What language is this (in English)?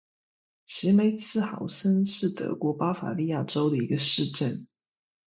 Chinese